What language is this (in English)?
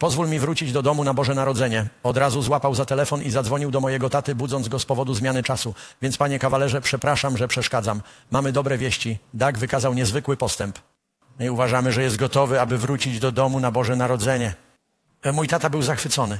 Polish